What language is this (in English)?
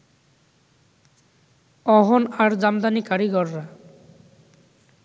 Bangla